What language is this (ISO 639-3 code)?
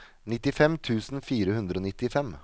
nor